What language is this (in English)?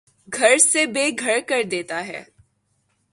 Urdu